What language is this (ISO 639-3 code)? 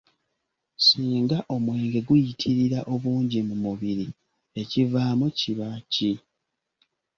lug